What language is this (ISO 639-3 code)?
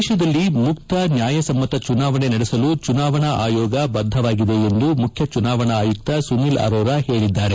kan